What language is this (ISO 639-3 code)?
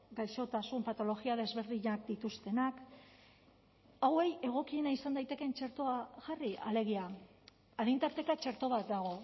eus